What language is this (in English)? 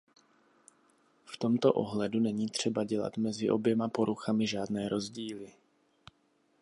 Czech